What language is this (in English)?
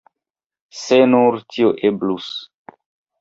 Esperanto